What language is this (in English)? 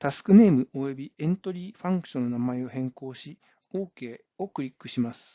Japanese